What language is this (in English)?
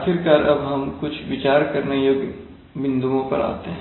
Hindi